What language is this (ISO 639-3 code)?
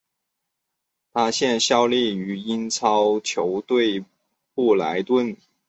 zho